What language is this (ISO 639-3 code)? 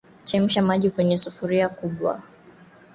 swa